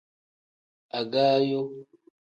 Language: Tem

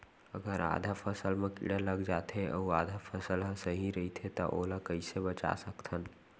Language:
Chhattisgarhi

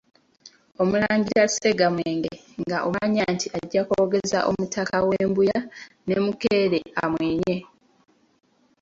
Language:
Ganda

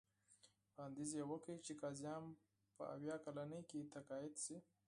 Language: Pashto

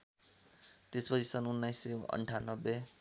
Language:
Nepali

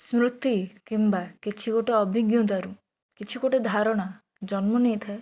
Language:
Odia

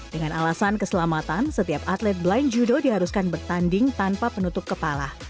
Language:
Indonesian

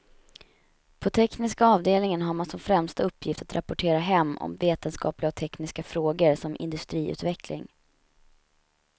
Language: Swedish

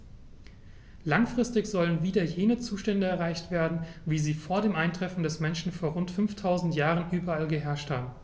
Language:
German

